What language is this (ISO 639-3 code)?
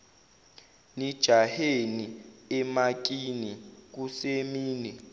zul